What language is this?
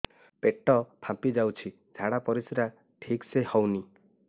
Odia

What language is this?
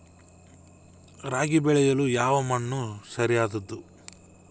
Kannada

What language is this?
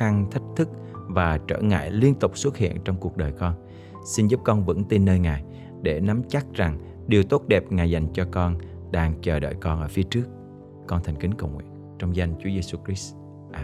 Vietnamese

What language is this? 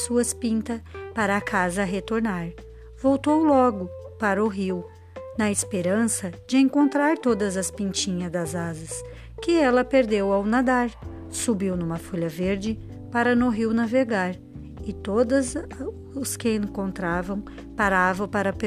Portuguese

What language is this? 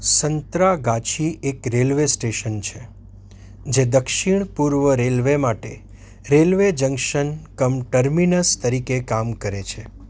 Gujarati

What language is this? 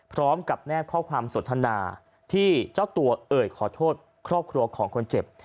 Thai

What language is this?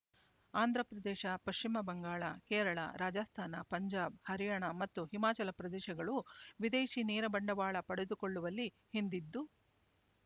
Kannada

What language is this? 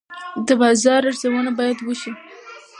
Pashto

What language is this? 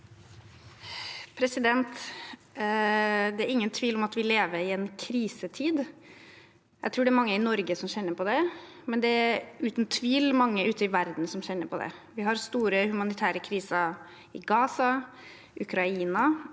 Norwegian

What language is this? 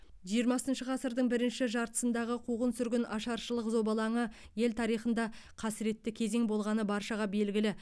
Kazakh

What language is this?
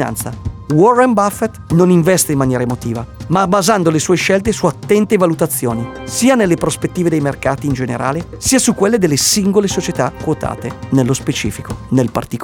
Italian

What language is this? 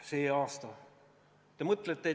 Estonian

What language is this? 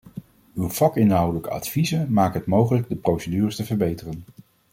Dutch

